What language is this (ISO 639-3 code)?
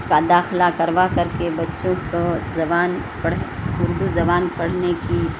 urd